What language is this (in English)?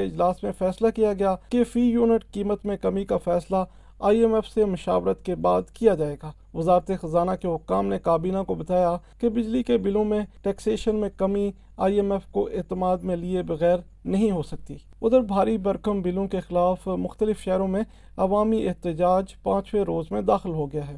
Urdu